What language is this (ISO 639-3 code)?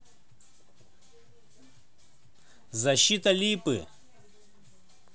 rus